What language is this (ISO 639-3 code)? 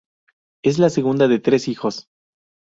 spa